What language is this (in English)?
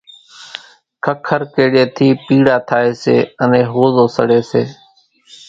Kachi Koli